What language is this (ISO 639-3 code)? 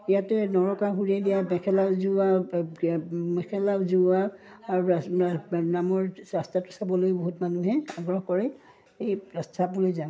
asm